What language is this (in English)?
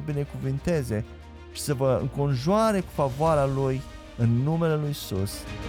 Romanian